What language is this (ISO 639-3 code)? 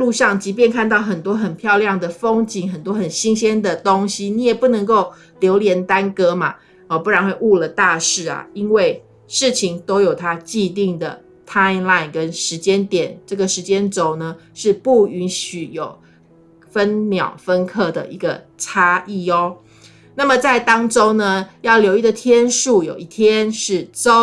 zho